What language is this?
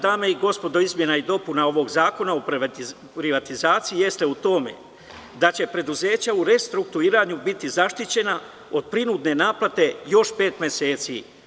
Serbian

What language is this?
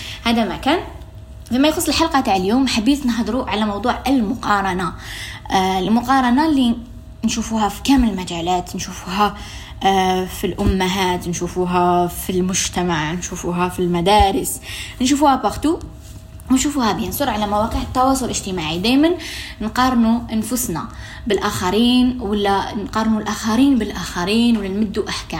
Arabic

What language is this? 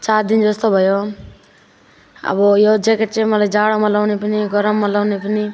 Nepali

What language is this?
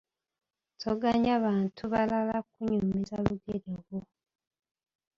Ganda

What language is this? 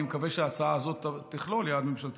Hebrew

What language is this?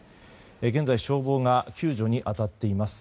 Japanese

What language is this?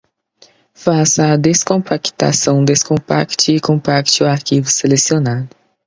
Portuguese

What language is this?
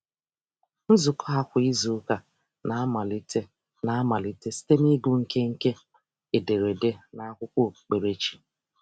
Igbo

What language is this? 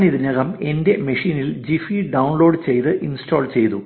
Malayalam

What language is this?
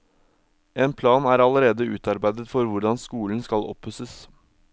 Norwegian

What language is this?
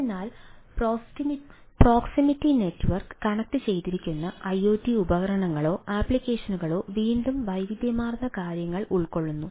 Malayalam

